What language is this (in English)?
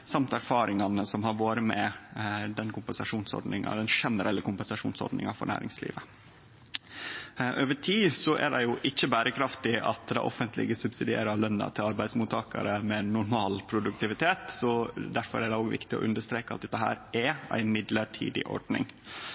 Norwegian Nynorsk